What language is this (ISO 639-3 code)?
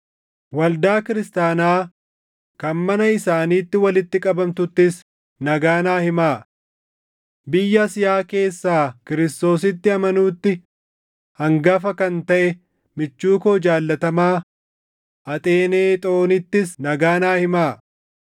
orm